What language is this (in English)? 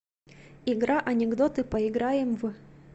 Russian